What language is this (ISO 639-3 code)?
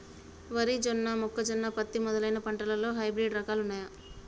tel